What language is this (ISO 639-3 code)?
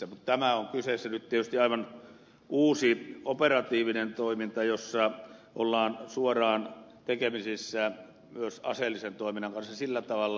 fin